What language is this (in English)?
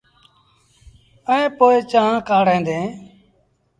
Sindhi Bhil